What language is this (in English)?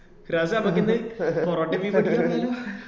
Malayalam